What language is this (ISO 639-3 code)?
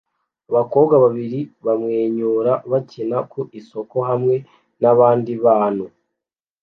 kin